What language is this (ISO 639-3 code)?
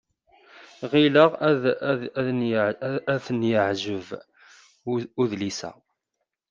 kab